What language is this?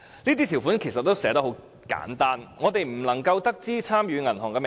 Cantonese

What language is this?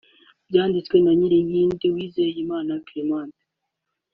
Kinyarwanda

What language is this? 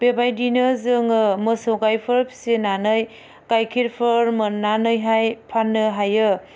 Bodo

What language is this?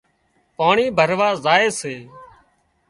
Wadiyara Koli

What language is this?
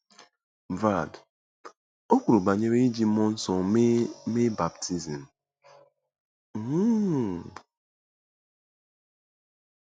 Igbo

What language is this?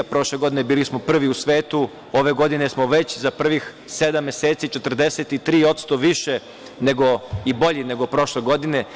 Serbian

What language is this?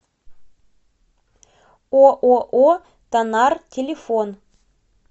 Russian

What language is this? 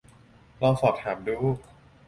Thai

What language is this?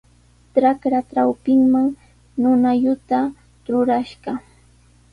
Sihuas Ancash Quechua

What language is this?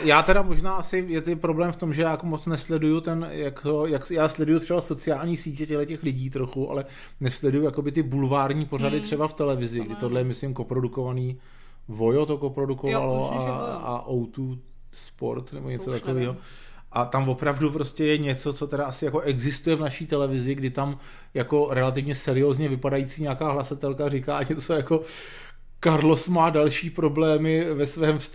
Czech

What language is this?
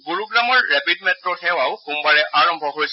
Assamese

